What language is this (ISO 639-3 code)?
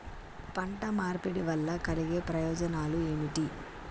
tel